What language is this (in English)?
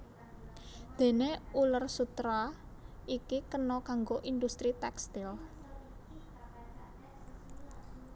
Javanese